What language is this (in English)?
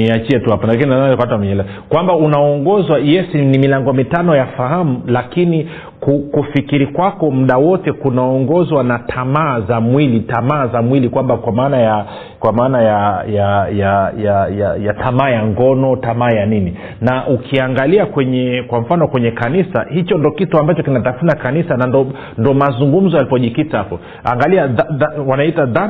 Swahili